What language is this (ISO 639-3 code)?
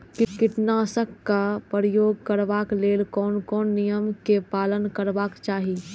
mai